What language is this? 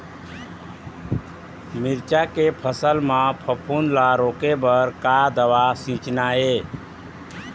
Chhattisgarhi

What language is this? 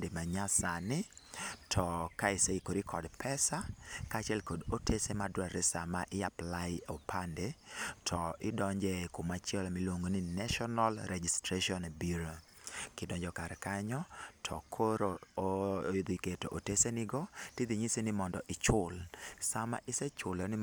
Luo (Kenya and Tanzania)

